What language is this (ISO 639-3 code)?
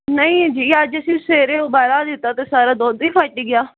pan